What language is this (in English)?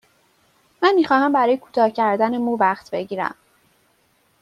Persian